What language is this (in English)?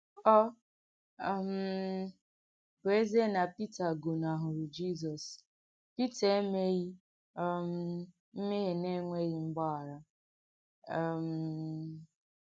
Igbo